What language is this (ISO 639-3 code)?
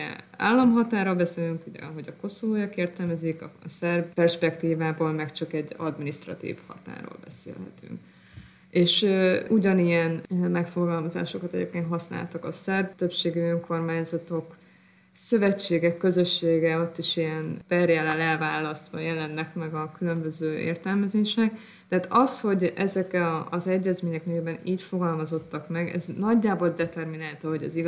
hun